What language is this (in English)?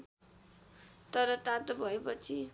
Nepali